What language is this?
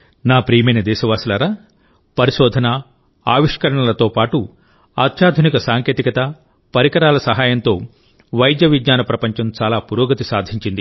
Telugu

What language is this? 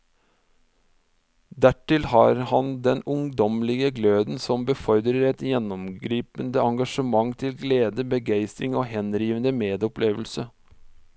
Norwegian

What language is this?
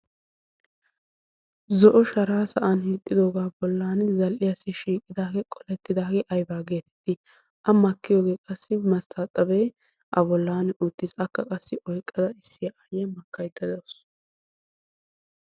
Wolaytta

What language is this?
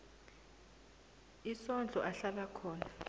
South Ndebele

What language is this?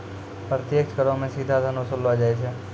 Maithili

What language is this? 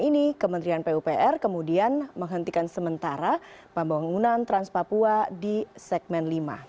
Indonesian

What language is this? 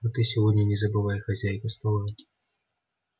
Russian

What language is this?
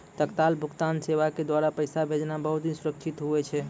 Maithili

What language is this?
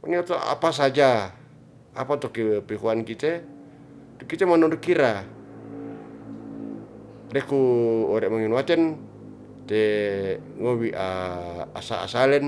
Ratahan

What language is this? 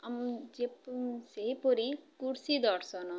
Odia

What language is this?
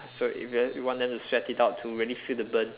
English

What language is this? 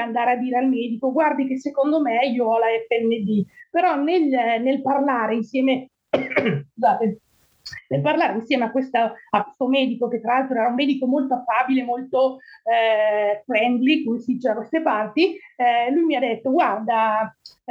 Italian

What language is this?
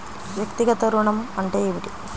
Telugu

